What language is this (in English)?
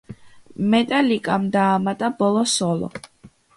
Georgian